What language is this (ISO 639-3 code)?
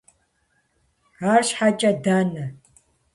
kbd